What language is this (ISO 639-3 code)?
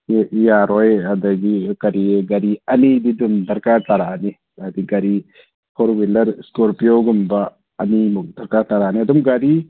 mni